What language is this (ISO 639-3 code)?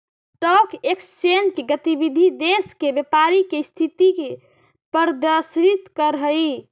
mag